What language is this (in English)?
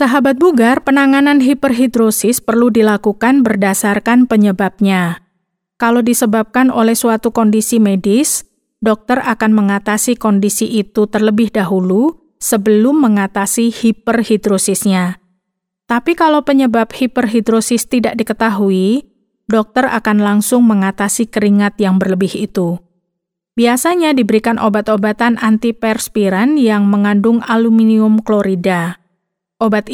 Indonesian